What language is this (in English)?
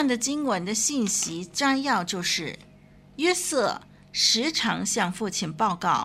Chinese